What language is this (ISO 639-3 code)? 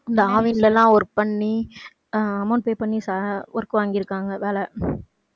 tam